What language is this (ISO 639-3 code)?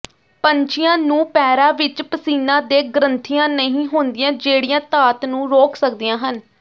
pan